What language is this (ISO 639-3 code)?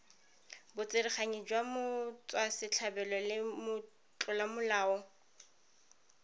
tsn